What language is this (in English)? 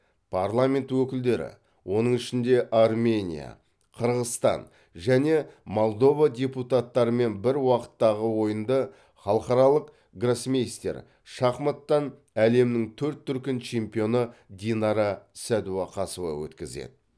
Kazakh